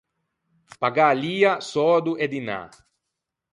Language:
Ligurian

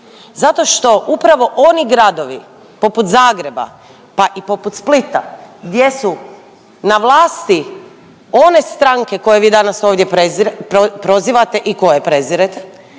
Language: Croatian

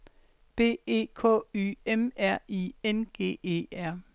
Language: Danish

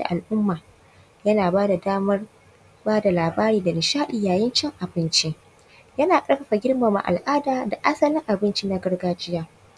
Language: Hausa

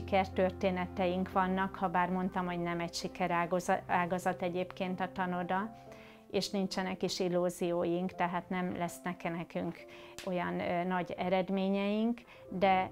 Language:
Hungarian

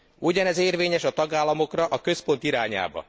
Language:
Hungarian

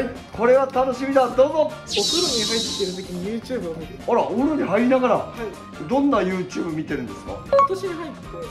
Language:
Japanese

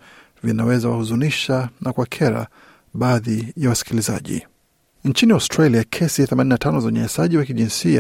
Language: Swahili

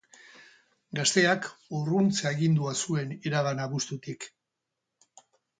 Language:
Basque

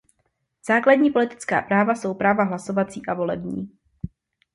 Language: Czech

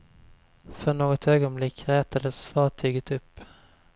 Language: Swedish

